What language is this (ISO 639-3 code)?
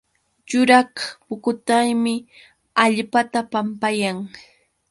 qux